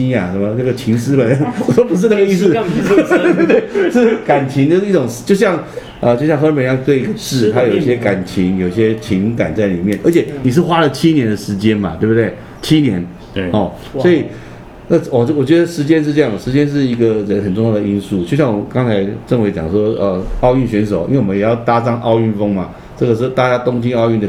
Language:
Chinese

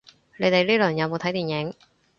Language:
Cantonese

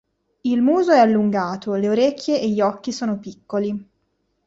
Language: Italian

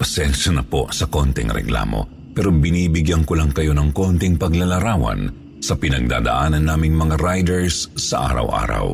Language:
Filipino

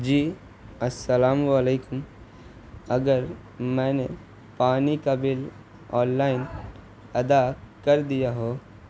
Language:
Urdu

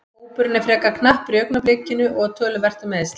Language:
Icelandic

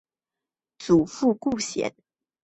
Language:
Chinese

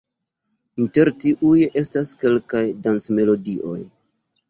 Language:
Esperanto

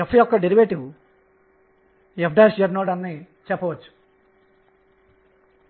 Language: Telugu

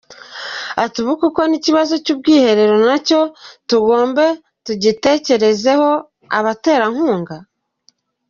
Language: Kinyarwanda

